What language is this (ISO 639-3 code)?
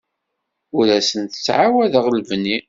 kab